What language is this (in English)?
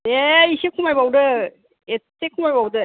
Bodo